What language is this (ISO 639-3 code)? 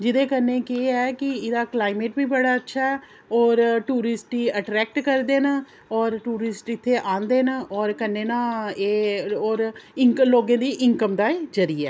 doi